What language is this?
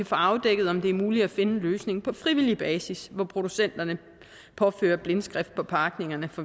Danish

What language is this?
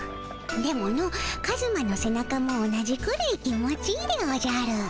Japanese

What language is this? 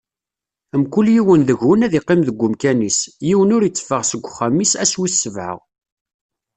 Kabyle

